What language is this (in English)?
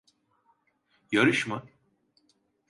Turkish